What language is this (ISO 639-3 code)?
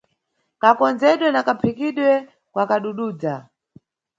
nyu